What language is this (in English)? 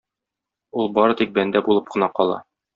Tatar